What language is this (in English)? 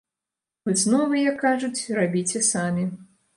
Belarusian